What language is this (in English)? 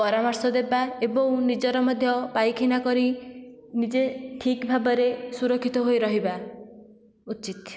Odia